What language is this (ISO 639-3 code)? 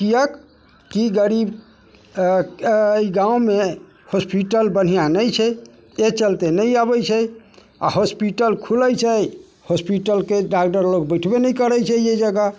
mai